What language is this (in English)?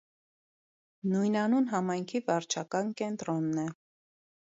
Armenian